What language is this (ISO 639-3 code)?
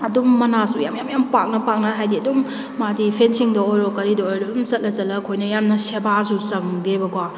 mni